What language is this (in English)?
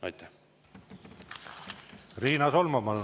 Estonian